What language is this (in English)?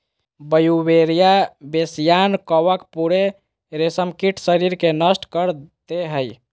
Magahi